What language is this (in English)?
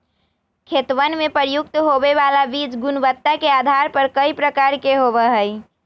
Magahi